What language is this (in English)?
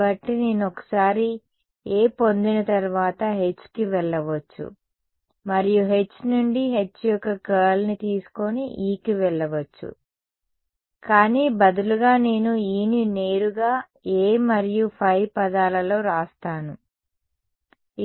Telugu